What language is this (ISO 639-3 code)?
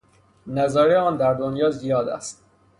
fas